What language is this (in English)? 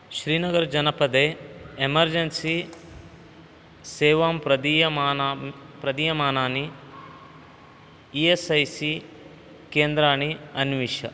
Sanskrit